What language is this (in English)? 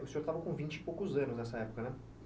Portuguese